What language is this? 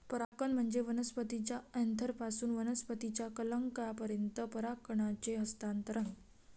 Marathi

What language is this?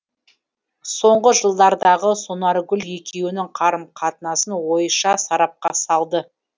Kazakh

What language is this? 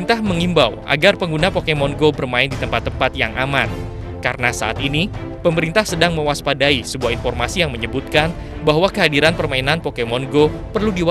Indonesian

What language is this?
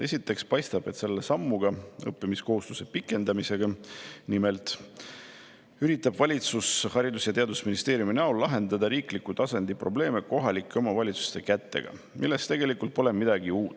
Estonian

